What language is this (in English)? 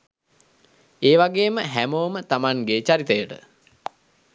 Sinhala